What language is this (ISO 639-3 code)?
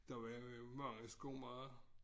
dan